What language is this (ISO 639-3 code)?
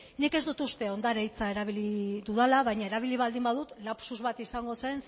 eus